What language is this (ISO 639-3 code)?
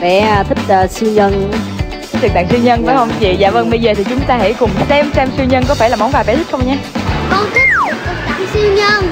vie